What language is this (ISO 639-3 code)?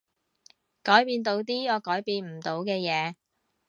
yue